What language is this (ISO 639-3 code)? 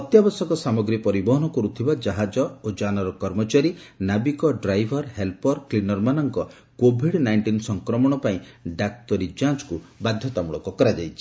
ori